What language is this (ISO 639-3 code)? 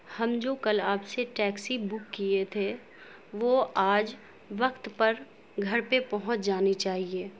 urd